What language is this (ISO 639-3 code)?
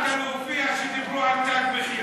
heb